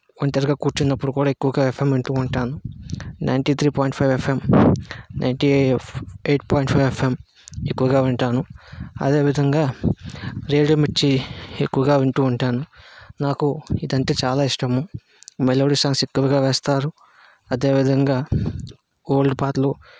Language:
Telugu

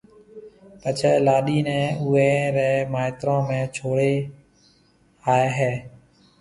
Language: Marwari (Pakistan)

